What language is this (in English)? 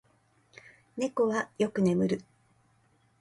Japanese